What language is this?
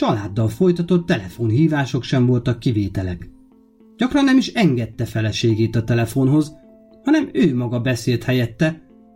Hungarian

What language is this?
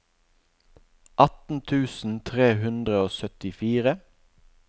Norwegian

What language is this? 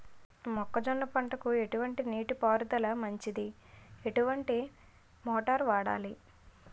Telugu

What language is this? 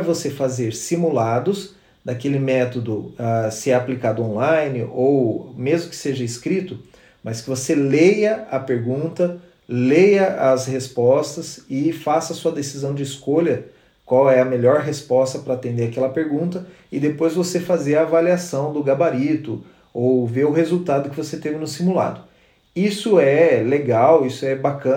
Portuguese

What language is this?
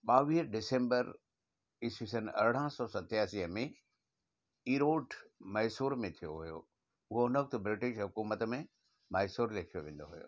Sindhi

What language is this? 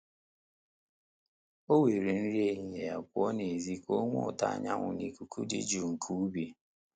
Igbo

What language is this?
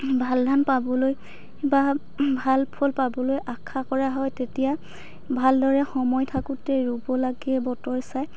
Assamese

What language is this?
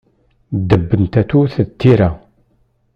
Kabyle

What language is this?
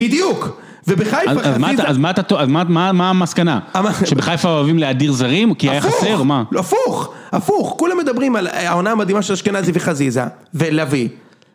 Hebrew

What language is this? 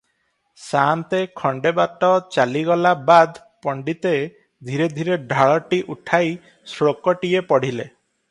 Odia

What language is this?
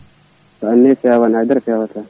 Fula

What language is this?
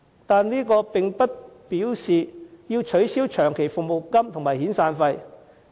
Cantonese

